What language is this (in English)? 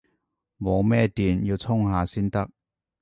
Cantonese